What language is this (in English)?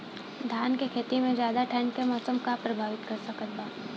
Bhojpuri